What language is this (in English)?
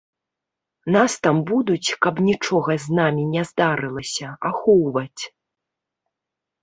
Belarusian